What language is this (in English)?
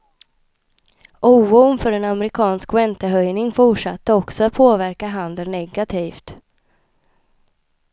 Swedish